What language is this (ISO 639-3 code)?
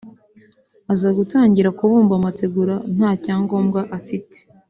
kin